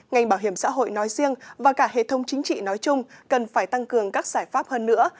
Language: Vietnamese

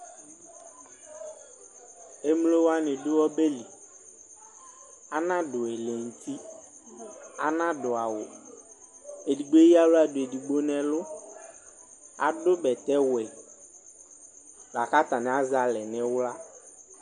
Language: Ikposo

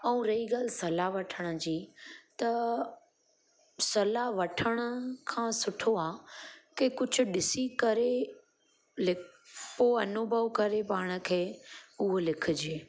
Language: Sindhi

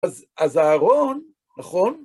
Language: Hebrew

